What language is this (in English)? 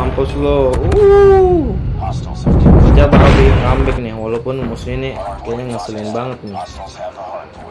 Indonesian